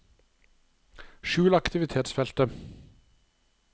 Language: Norwegian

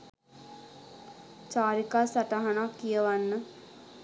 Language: Sinhala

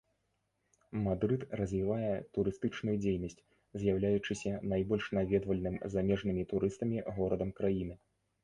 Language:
Belarusian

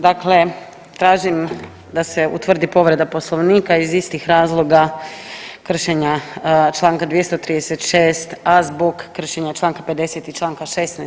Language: Croatian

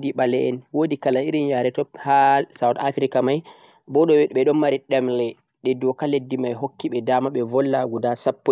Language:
Central-Eastern Niger Fulfulde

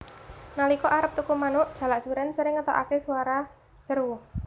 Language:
Javanese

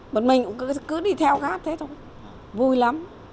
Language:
Vietnamese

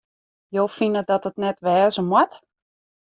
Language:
Western Frisian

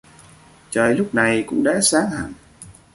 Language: Vietnamese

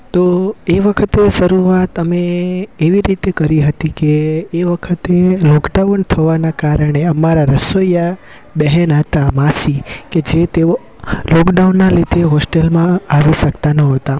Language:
Gujarati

